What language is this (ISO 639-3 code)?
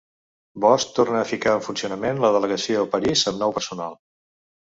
cat